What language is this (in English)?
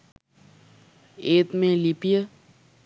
Sinhala